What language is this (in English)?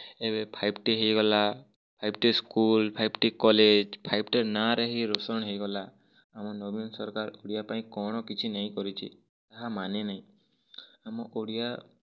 Odia